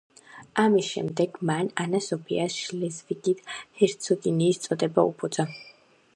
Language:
Georgian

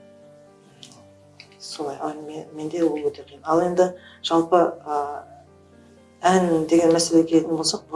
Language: Turkish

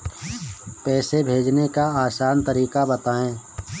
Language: Hindi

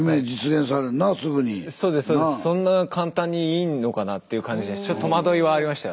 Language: Japanese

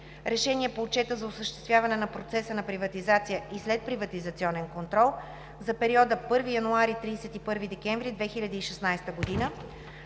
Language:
Bulgarian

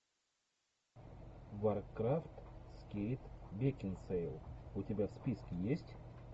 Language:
Russian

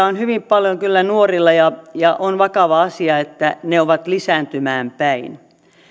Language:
Finnish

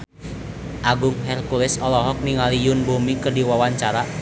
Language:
Sundanese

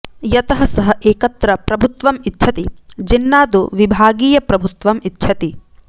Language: Sanskrit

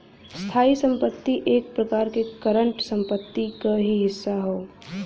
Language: Bhojpuri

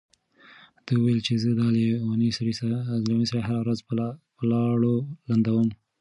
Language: Pashto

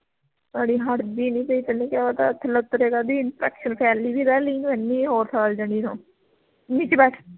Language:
Punjabi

